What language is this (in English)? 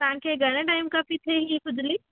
Sindhi